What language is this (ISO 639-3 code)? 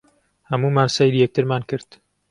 ckb